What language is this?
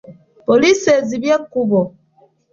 Ganda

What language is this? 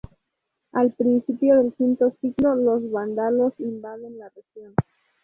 Spanish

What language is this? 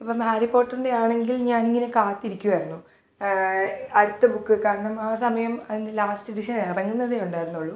Malayalam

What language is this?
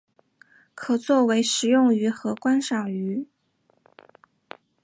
Chinese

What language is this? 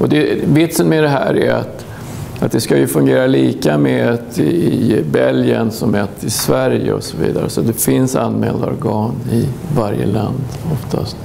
Swedish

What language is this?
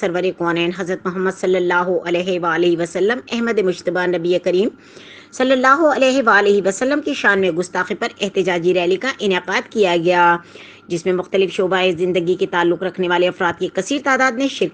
Hindi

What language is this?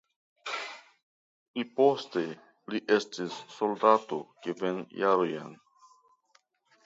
Esperanto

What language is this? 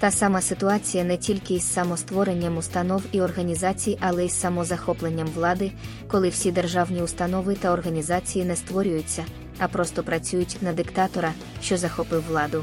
Ukrainian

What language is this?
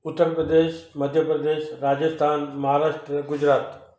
Sindhi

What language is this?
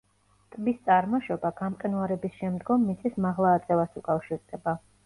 Georgian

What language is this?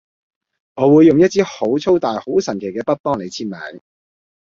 Cantonese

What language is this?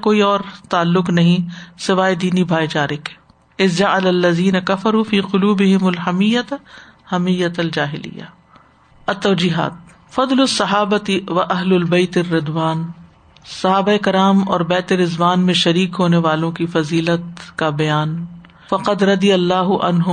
Urdu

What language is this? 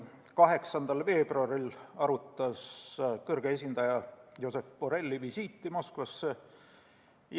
Estonian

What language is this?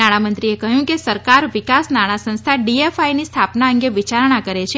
Gujarati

